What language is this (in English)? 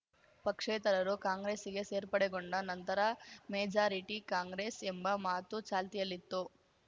Kannada